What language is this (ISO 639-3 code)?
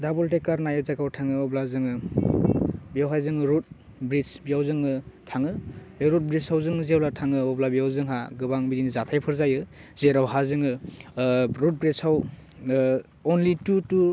brx